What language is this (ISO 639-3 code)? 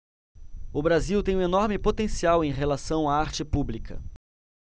por